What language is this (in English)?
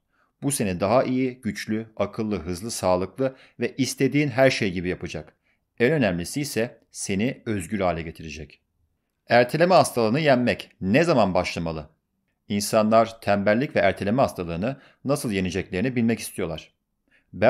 Turkish